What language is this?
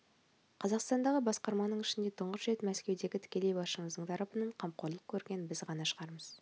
Kazakh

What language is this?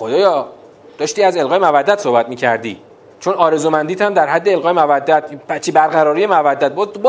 Persian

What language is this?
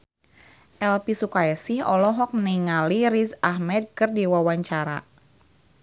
Sundanese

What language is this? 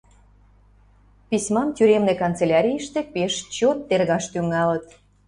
Mari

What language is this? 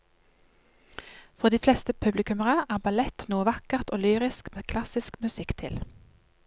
Norwegian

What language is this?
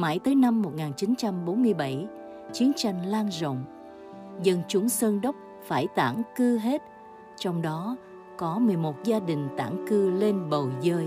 Vietnamese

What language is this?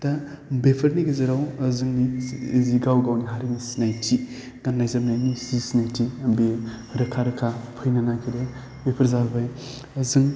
Bodo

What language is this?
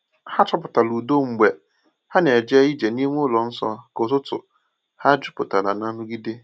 Igbo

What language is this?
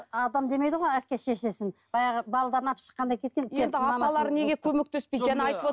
Kazakh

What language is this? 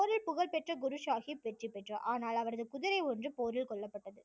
Tamil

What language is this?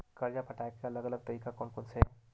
Chhattisgarhi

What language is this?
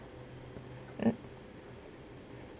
English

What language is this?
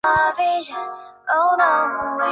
Chinese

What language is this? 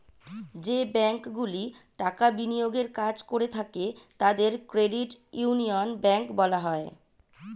Bangla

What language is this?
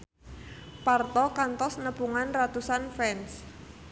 Sundanese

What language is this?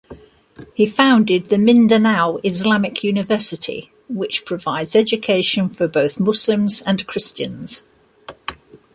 English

